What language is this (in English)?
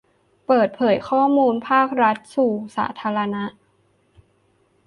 Thai